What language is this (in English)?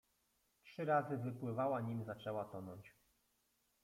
Polish